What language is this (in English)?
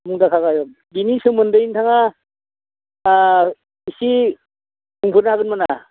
Bodo